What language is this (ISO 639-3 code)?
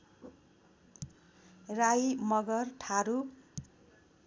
nep